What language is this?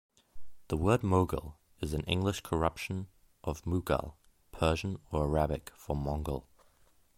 English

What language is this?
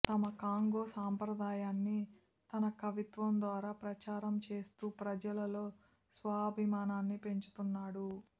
Telugu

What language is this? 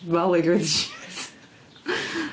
Welsh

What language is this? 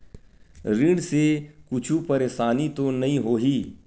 Chhattisgarhi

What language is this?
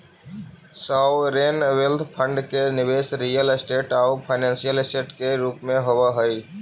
Magahi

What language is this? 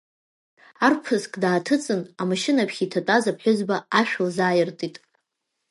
Abkhazian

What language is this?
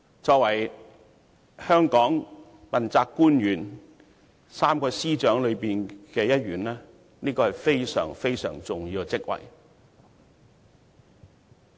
Cantonese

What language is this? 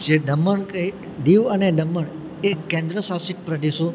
Gujarati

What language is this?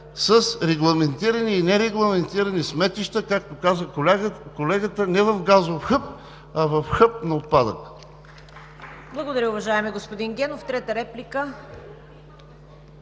Bulgarian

